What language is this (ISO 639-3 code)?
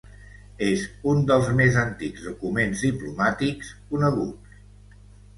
cat